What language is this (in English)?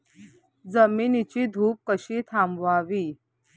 Marathi